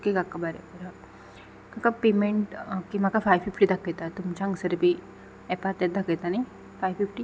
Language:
Konkani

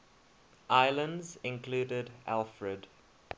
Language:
English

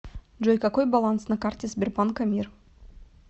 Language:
Russian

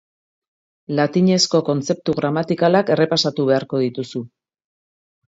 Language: Basque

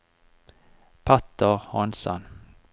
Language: Norwegian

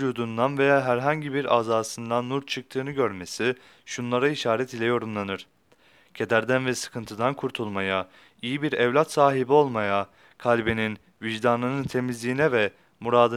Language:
Turkish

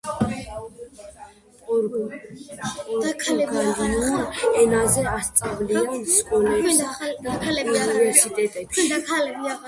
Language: Georgian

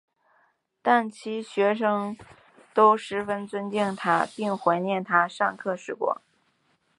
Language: Chinese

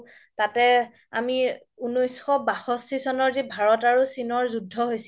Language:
Assamese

